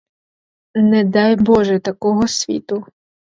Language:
Ukrainian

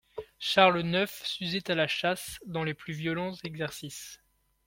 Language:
French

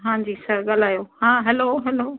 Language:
Sindhi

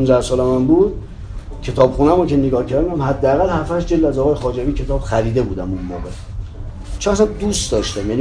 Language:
Persian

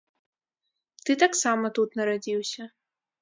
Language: Belarusian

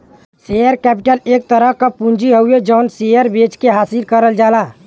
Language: Bhojpuri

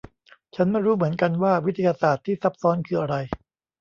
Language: Thai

